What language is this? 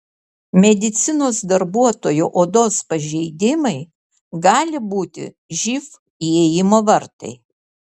Lithuanian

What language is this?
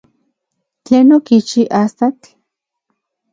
Central Puebla Nahuatl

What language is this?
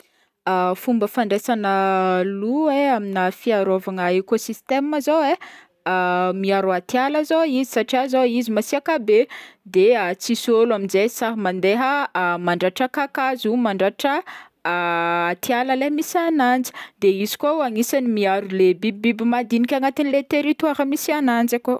Northern Betsimisaraka Malagasy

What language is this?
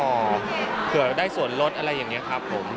Thai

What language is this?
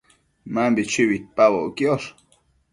Matsés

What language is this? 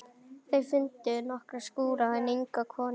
Icelandic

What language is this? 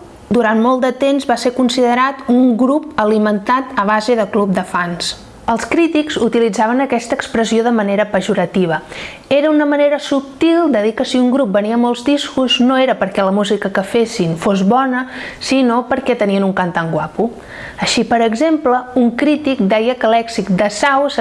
Catalan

